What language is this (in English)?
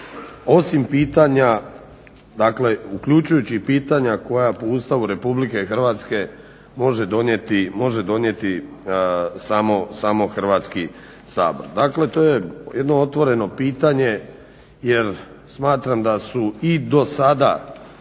Croatian